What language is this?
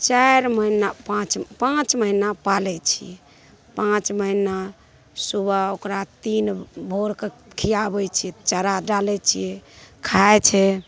Maithili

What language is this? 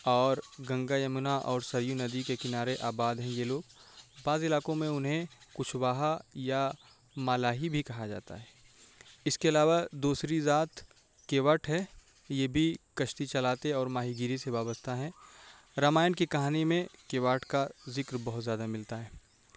Urdu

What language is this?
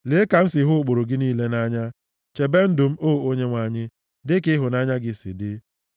Igbo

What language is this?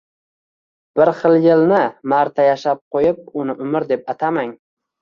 Uzbek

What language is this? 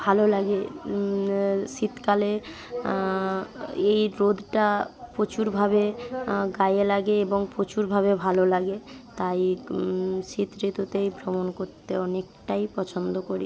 Bangla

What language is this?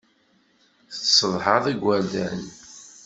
Kabyle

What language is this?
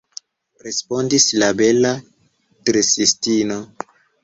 Esperanto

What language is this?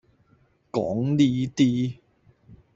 Cantonese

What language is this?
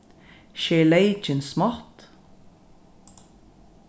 Faroese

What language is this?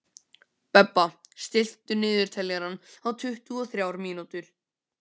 Icelandic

